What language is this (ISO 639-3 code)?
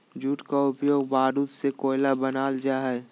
mag